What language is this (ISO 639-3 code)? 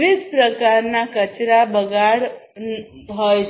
guj